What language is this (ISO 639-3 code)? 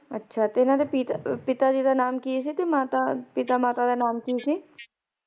pan